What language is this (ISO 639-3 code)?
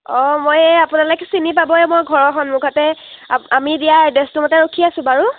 asm